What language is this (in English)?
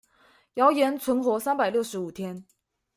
Chinese